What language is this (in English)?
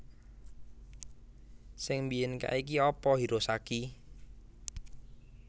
Javanese